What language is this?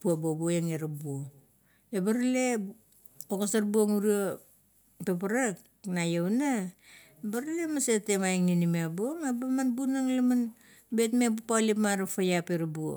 Kuot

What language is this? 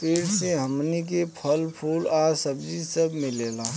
Bhojpuri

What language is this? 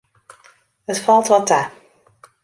Western Frisian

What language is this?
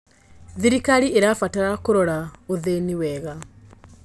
Kikuyu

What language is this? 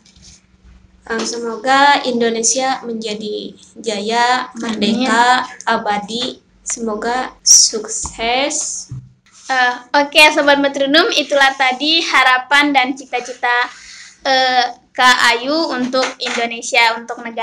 Indonesian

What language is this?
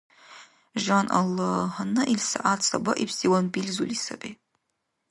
Dargwa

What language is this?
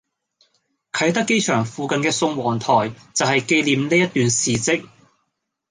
Cantonese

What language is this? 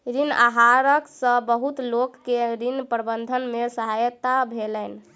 Maithili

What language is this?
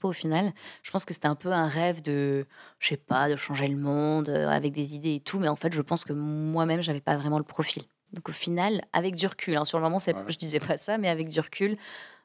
French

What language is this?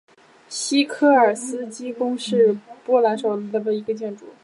Chinese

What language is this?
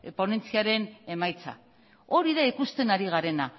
Basque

